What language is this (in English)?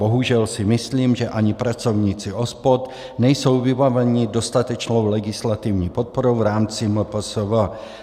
Czech